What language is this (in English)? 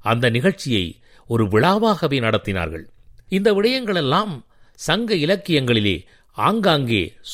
Tamil